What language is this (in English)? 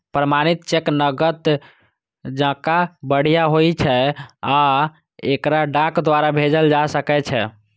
Maithili